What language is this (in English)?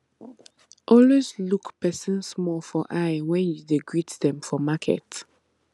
Nigerian Pidgin